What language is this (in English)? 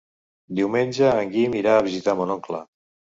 Catalan